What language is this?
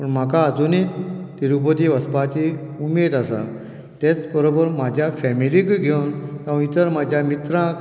Konkani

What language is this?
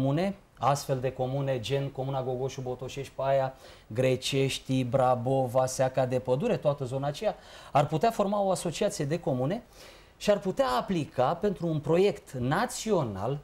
Romanian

